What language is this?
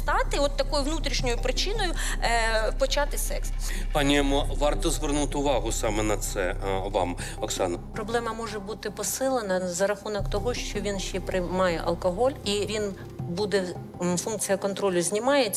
Ukrainian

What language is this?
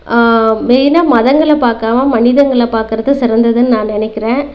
Tamil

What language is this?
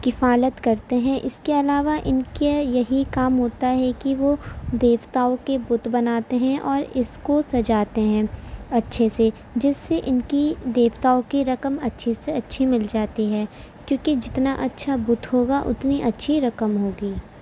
Urdu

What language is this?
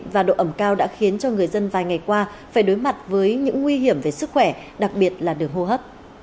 Vietnamese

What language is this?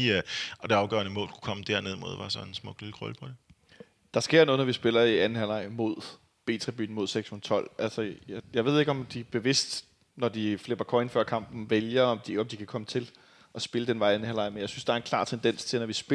Danish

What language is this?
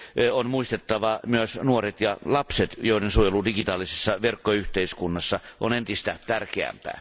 Finnish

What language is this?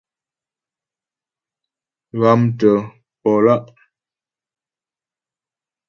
Ghomala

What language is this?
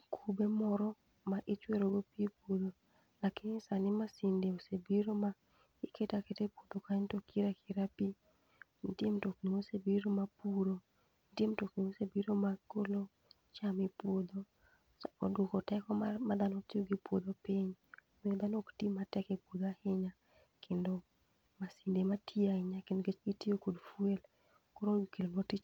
Luo (Kenya and Tanzania)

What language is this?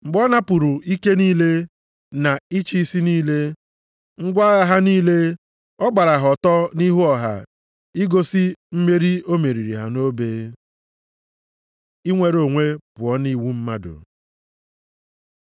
Igbo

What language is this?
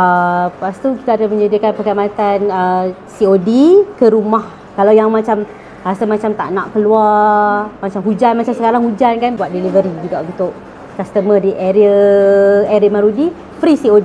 Malay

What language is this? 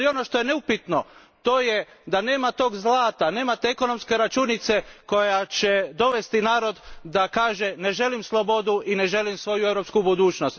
Croatian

